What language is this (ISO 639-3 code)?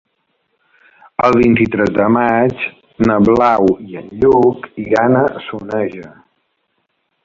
cat